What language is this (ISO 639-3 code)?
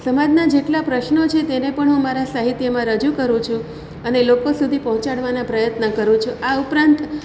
guj